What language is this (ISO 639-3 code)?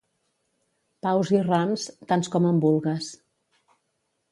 cat